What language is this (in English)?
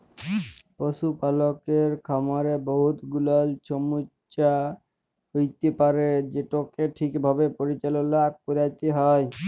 Bangla